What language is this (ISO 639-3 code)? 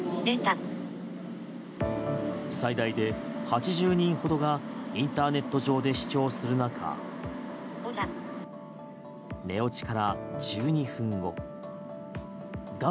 jpn